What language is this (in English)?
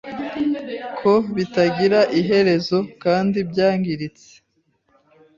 Kinyarwanda